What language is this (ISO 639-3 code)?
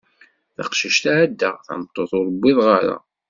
kab